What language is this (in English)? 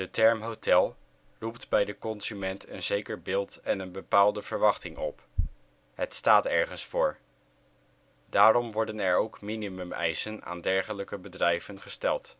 Dutch